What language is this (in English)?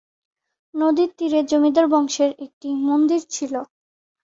Bangla